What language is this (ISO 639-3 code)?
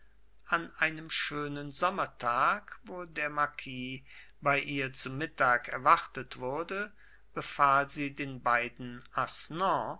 deu